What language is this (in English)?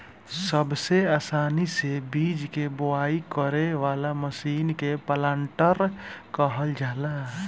Bhojpuri